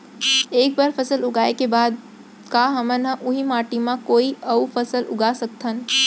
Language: Chhattisgarhi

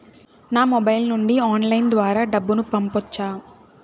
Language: Telugu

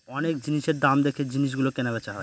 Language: Bangla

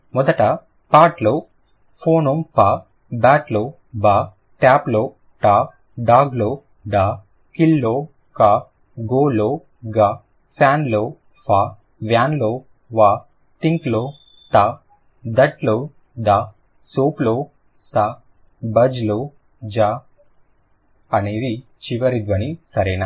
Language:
Telugu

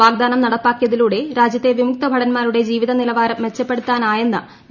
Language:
Malayalam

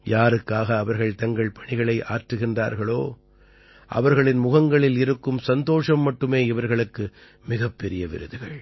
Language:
Tamil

